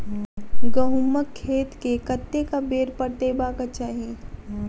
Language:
Maithili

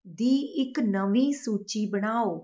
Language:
Punjabi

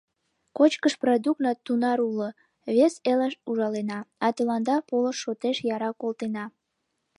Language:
Mari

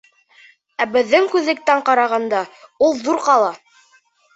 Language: Bashkir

